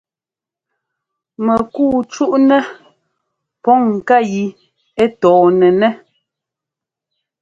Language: Ngomba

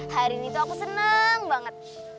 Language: Indonesian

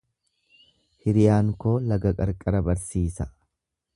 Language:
Oromo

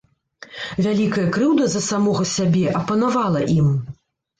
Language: Belarusian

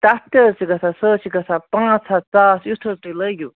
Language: Kashmiri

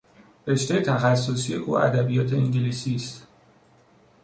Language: Persian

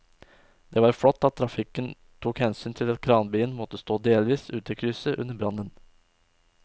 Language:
Norwegian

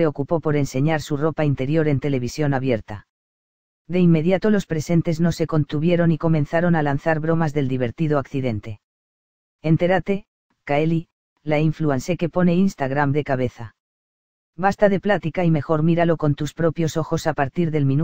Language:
Spanish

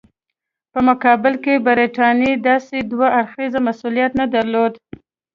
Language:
Pashto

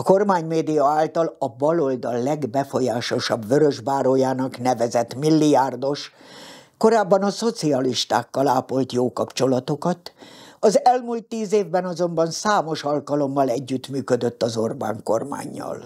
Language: Hungarian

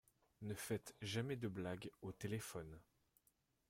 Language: French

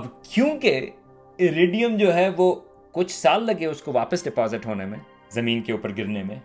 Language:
Urdu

